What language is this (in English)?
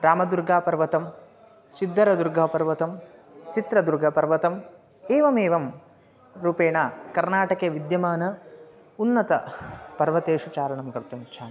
Sanskrit